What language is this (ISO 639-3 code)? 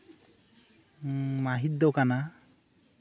sat